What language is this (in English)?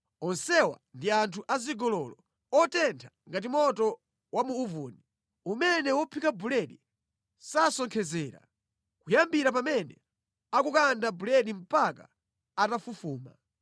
Nyanja